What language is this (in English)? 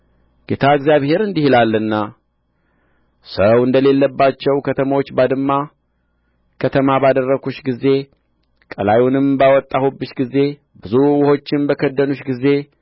Amharic